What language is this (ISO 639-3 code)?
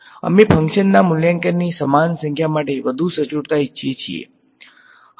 guj